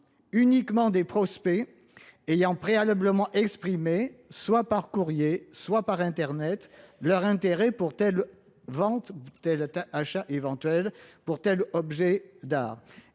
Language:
French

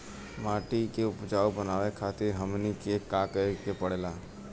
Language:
Bhojpuri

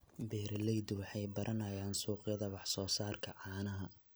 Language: Somali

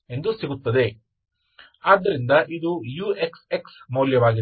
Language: Kannada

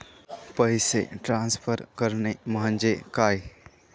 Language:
Marathi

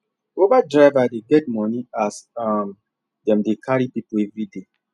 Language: Nigerian Pidgin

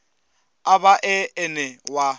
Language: Venda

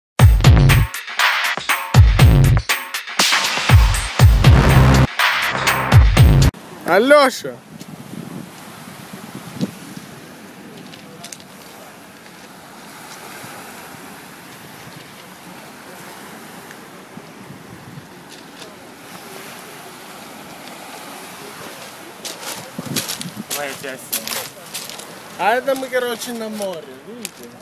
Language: Russian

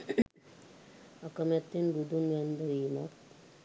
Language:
Sinhala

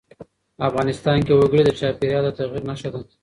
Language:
Pashto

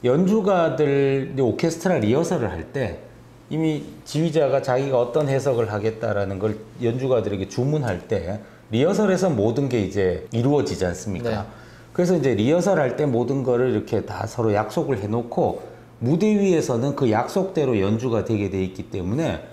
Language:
Korean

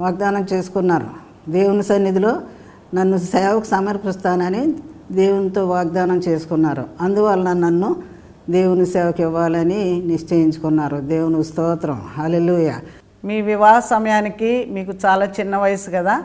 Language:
Telugu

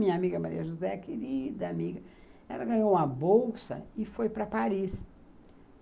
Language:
Portuguese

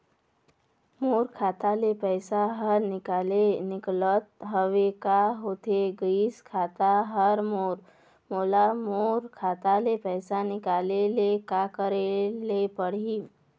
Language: Chhattisgarhi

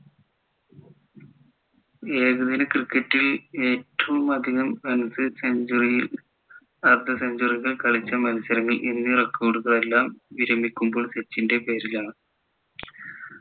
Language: Malayalam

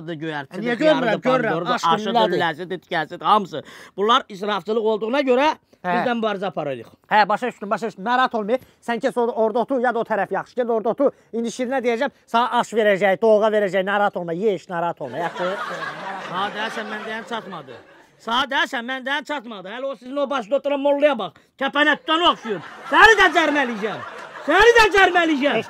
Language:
Turkish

